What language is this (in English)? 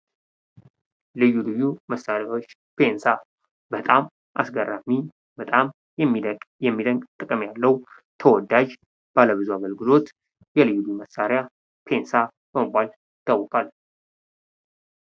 Amharic